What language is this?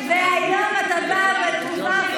Hebrew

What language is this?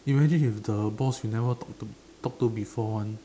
English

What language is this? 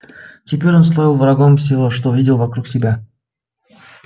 Russian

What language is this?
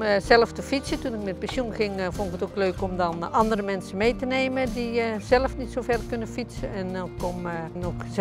Dutch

